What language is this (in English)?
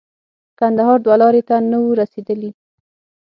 Pashto